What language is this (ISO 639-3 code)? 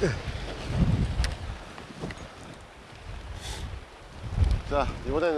kor